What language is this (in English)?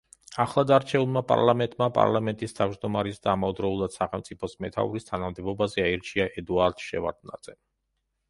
Georgian